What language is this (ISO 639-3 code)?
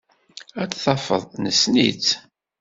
kab